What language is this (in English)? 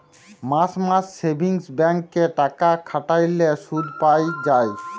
Bangla